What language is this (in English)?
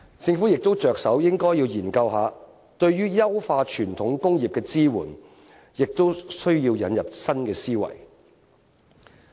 Cantonese